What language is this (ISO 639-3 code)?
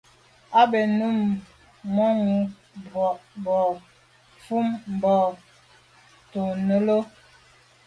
byv